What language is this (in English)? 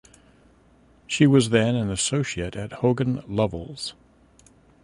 English